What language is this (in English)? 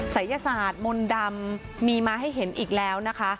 Thai